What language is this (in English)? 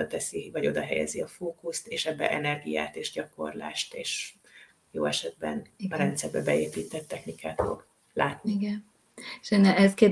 Hungarian